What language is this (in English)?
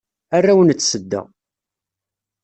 Kabyle